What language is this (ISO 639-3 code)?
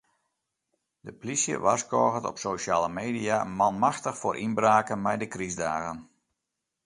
fry